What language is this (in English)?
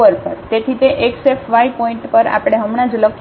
Gujarati